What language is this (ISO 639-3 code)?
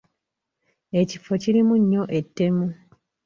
lug